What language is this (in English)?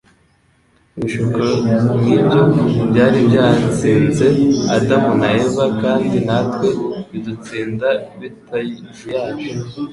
Kinyarwanda